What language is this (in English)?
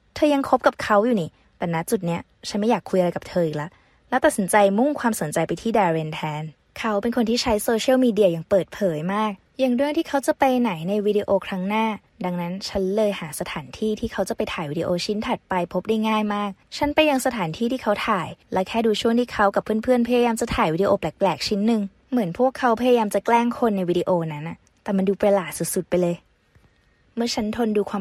Thai